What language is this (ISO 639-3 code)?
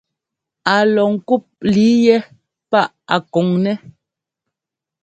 jgo